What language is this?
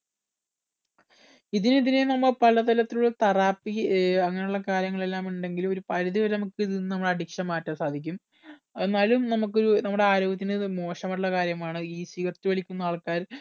Malayalam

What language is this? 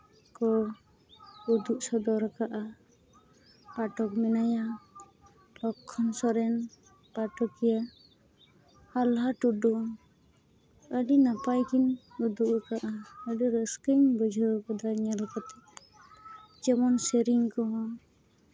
Santali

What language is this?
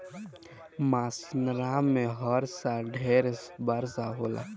Bhojpuri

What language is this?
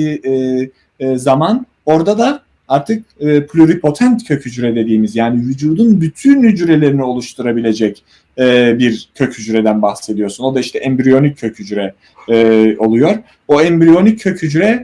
Turkish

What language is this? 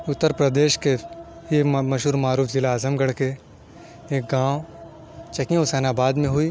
Urdu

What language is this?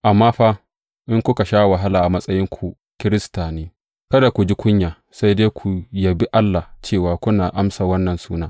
Hausa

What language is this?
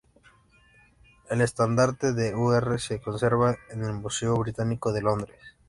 Spanish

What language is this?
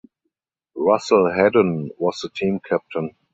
English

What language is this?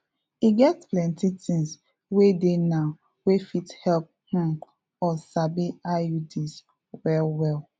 Nigerian Pidgin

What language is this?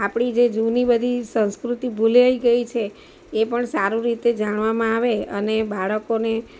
Gujarati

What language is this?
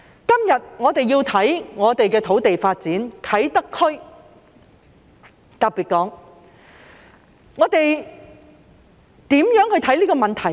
Cantonese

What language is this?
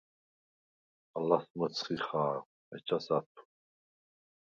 Svan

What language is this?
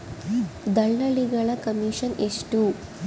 Kannada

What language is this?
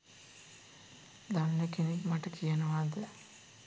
Sinhala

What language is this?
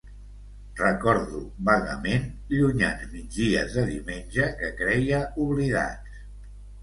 Catalan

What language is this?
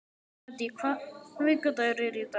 Icelandic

